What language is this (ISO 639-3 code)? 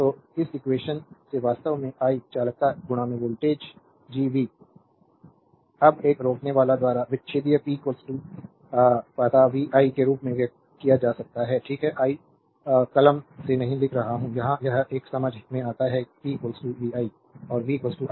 hin